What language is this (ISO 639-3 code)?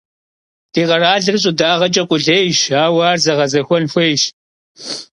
kbd